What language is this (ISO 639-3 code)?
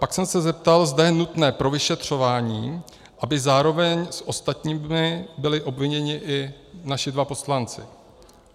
ces